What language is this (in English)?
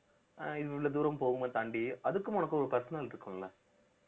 Tamil